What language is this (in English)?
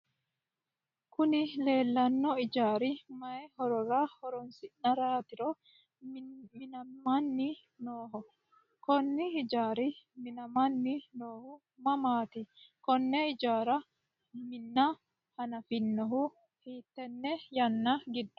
Sidamo